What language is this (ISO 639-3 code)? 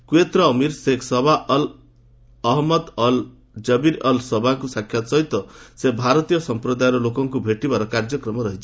ori